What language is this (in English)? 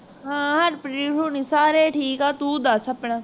Punjabi